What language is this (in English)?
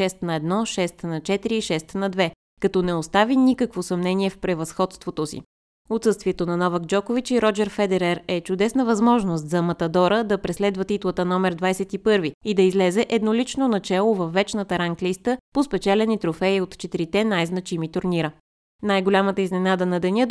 Bulgarian